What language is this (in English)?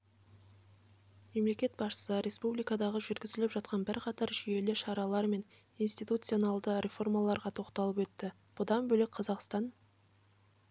Kazakh